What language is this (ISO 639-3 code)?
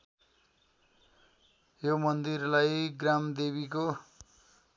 nep